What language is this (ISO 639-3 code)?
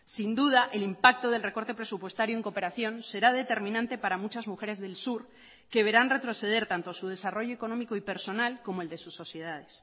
spa